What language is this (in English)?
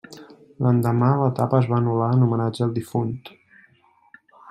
Catalan